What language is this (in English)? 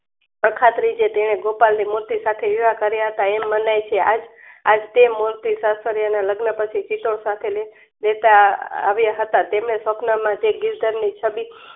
Gujarati